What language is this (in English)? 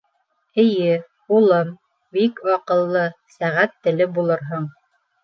Bashkir